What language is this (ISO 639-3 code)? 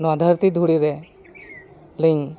sat